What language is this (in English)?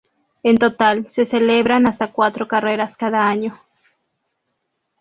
Spanish